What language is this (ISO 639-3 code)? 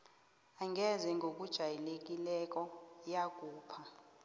nbl